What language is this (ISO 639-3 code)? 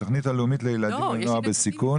heb